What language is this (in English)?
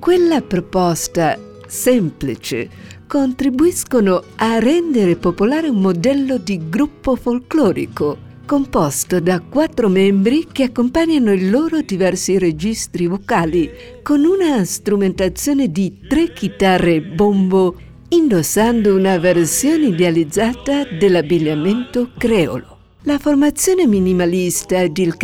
Italian